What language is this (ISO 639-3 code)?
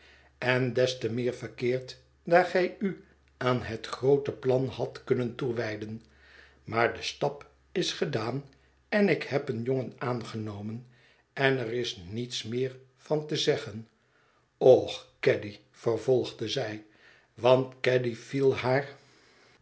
nld